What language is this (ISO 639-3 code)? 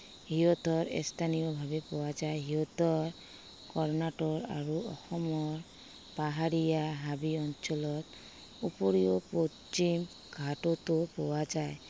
asm